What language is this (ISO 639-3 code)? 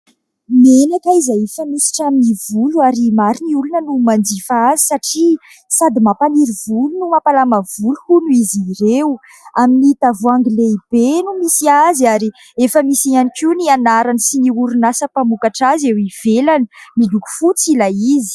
mlg